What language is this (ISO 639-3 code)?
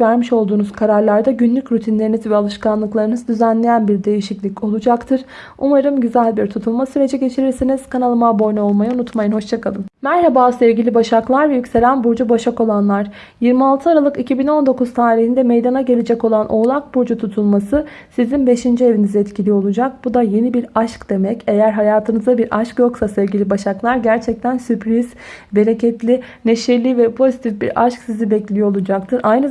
tur